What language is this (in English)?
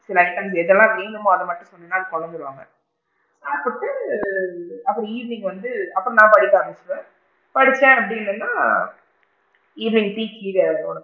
Tamil